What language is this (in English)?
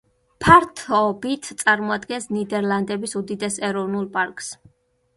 Georgian